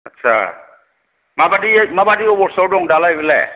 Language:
Bodo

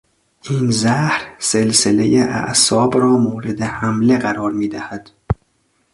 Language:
Persian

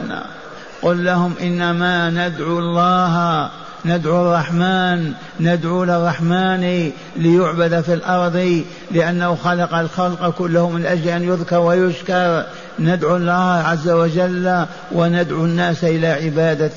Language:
Arabic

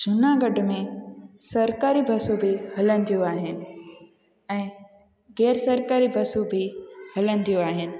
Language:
Sindhi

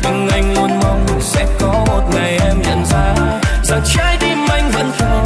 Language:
Vietnamese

